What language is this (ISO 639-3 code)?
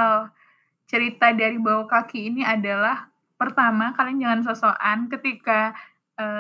ind